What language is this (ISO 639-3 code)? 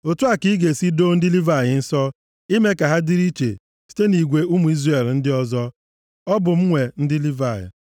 ibo